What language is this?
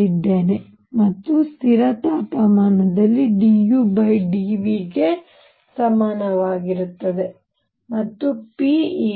Kannada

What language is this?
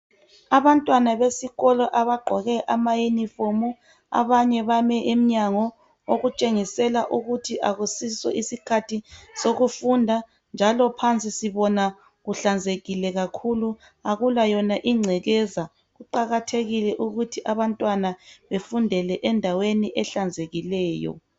North Ndebele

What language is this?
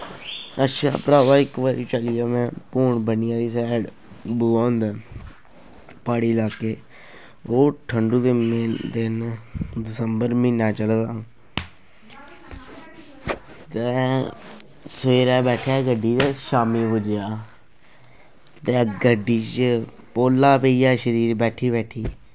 Dogri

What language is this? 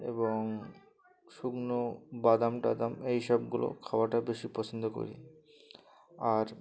Bangla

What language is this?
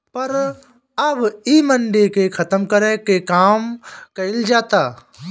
Bhojpuri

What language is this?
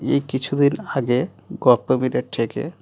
Bangla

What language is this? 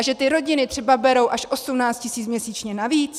Czech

